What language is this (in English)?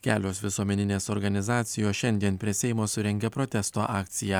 Lithuanian